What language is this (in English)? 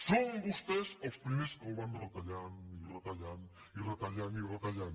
Catalan